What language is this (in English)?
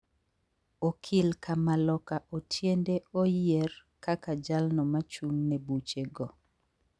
Luo (Kenya and Tanzania)